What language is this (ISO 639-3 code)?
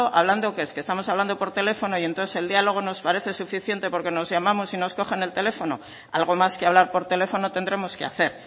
spa